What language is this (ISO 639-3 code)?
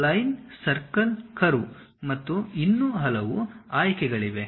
kan